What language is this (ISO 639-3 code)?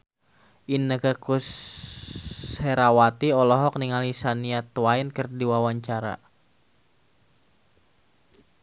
sun